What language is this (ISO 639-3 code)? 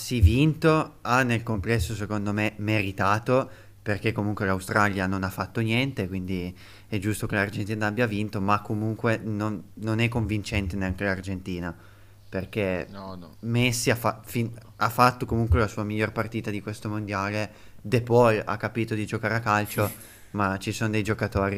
ita